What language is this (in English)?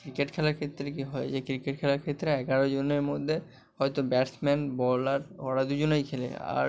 Bangla